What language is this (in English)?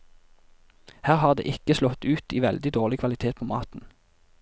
Norwegian